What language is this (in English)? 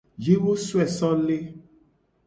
Gen